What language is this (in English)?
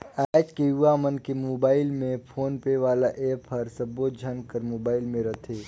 Chhattisgarhi